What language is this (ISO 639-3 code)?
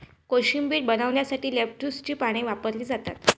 mar